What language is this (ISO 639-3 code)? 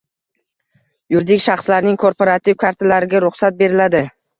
uzb